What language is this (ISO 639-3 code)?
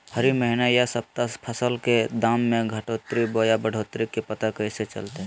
mag